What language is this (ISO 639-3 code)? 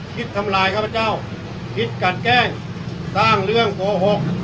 tha